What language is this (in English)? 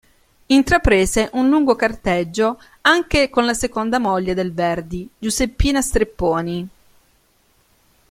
Italian